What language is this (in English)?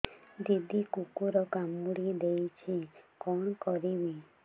Odia